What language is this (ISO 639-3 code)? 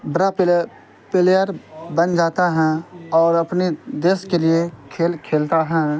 urd